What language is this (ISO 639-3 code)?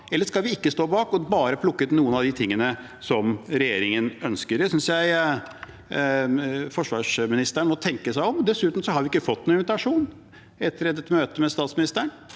nor